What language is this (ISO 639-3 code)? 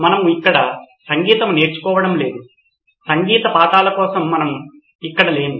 tel